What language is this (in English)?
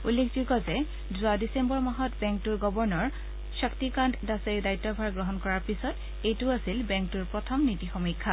Assamese